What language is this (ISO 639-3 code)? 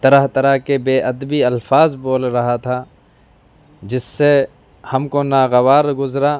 urd